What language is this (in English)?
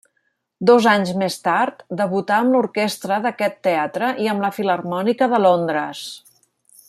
Catalan